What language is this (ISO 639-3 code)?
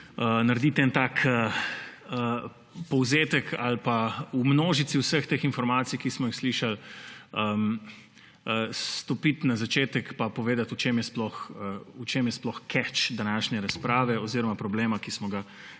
slv